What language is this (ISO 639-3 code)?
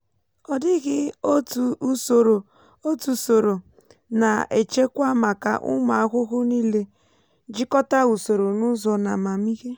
ibo